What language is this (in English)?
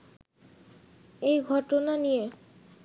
Bangla